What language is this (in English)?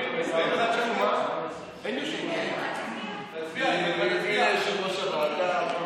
Hebrew